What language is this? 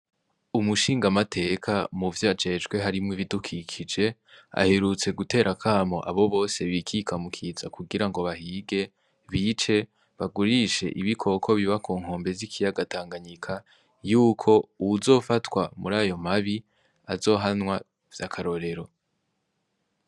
Rundi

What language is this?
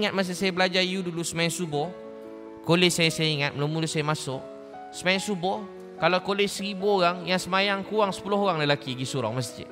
Malay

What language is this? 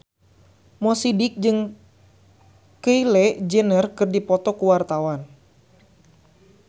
Sundanese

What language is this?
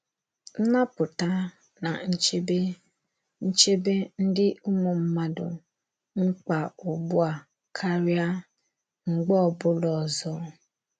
Igbo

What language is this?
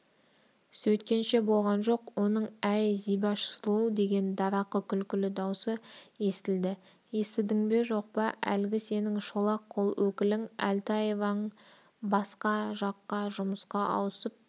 Kazakh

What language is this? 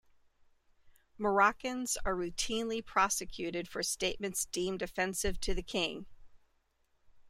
English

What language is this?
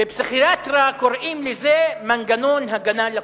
Hebrew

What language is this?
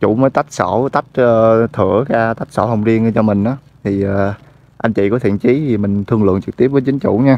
Vietnamese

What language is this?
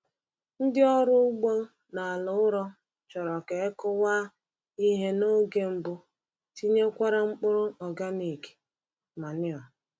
Igbo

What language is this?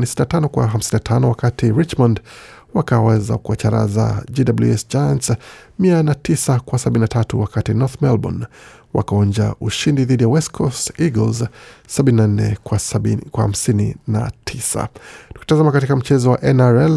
Swahili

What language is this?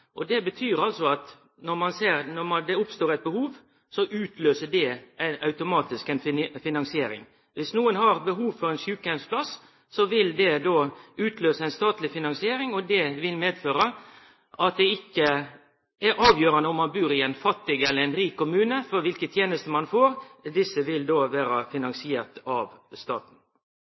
Norwegian Nynorsk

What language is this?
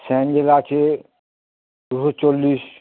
Bangla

